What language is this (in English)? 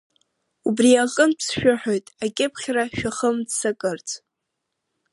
Abkhazian